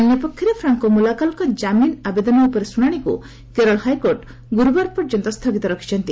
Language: Odia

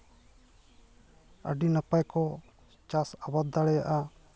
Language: Santali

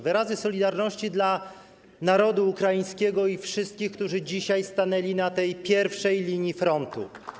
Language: Polish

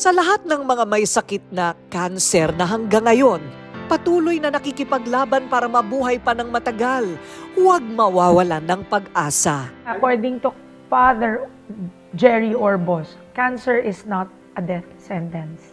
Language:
Filipino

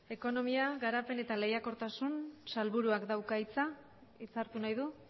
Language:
Basque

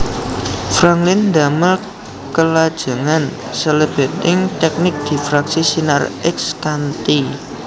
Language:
Javanese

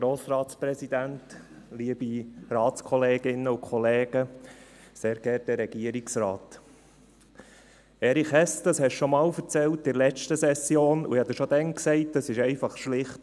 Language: Swiss German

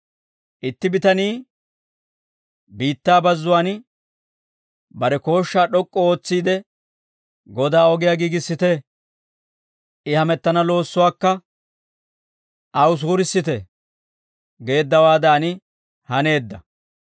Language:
Dawro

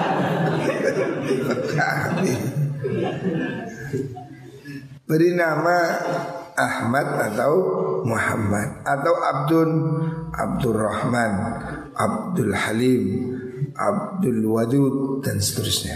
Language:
Indonesian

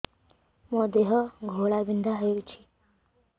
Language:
Odia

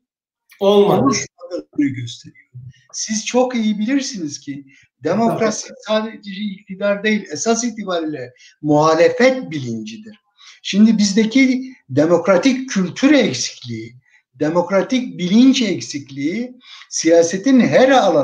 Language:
Turkish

